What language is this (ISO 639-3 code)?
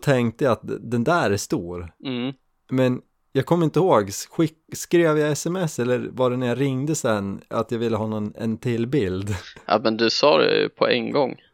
swe